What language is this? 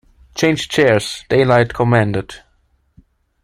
English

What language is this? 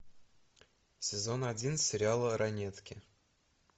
Russian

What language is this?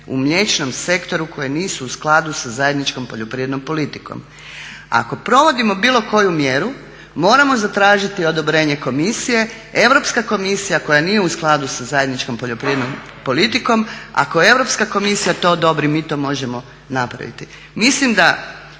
Croatian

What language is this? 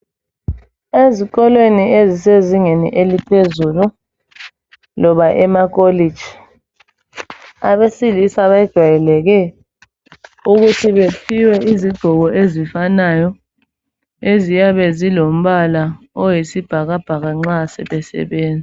North Ndebele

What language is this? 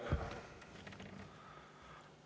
Estonian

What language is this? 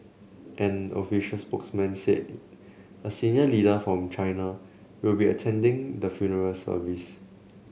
English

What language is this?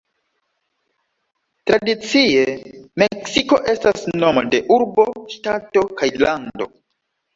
Esperanto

